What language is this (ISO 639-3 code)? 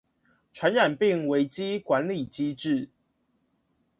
zho